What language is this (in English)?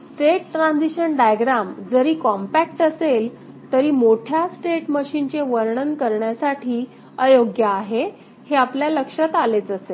Marathi